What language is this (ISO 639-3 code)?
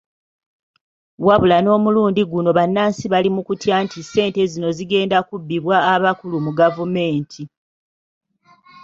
lug